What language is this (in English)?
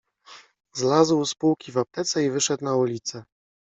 Polish